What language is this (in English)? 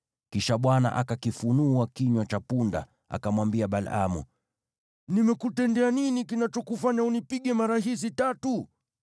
Swahili